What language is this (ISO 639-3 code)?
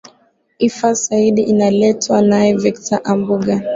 swa